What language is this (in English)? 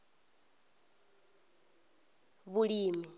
Venda